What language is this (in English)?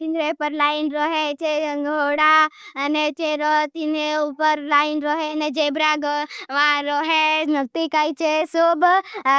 Bhili